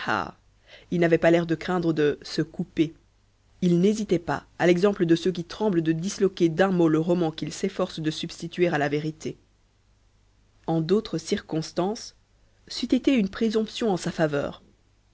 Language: French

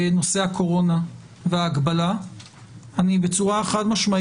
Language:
Hebrew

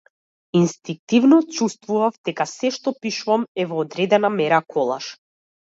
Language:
Macedonian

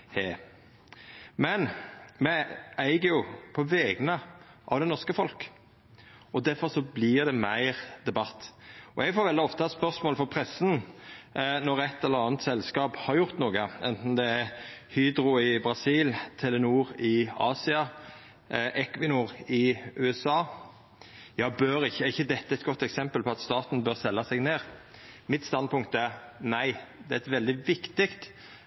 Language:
Norwegian Nynorsk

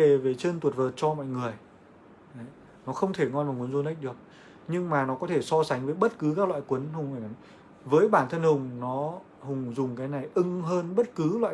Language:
Vietnamese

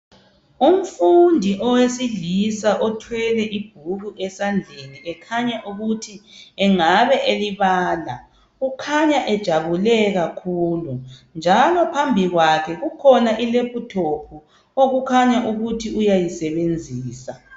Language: North Ndebele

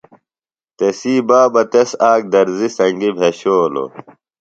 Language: Phalura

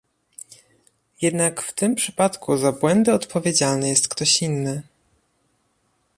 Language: Polish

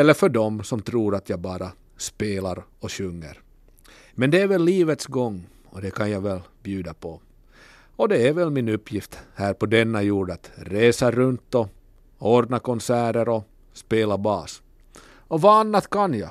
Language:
Swedish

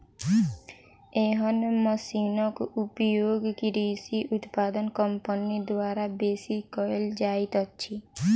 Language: Maithili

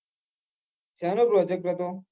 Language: Gujarati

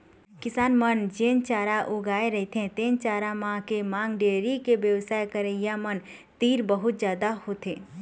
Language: Chhattisgarhi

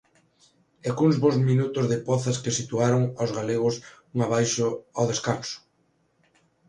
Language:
Galician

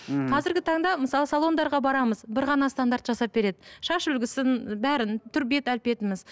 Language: Kazakh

